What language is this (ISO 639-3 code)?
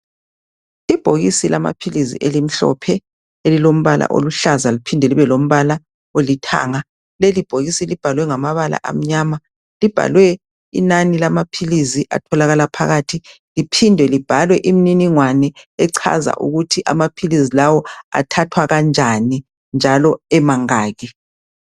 nde